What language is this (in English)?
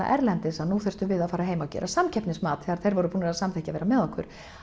Icelandic